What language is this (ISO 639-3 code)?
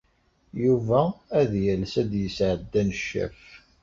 kab